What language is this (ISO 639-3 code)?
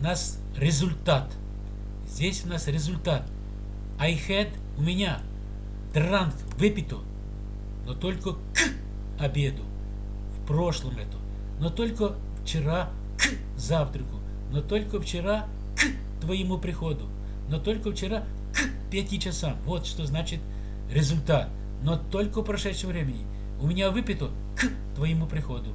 rus